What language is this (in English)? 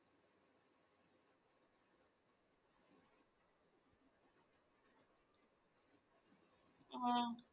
Malayalam